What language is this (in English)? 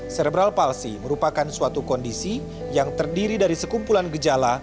Indonesian